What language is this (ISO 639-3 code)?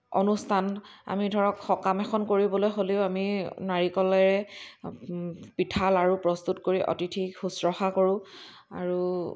asm